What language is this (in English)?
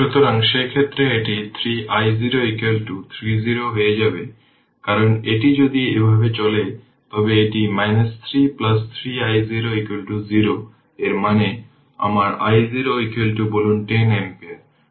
Bangla